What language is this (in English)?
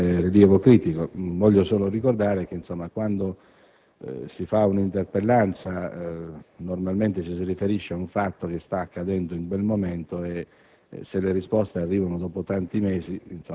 Italian